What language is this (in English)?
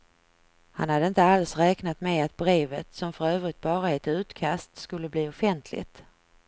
Swedish